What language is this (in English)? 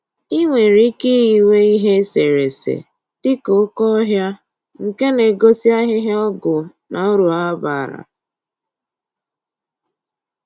Igbo